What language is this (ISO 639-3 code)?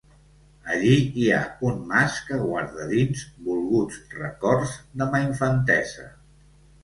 cat